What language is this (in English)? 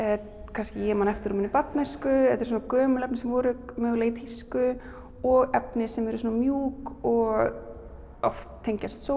Icelandic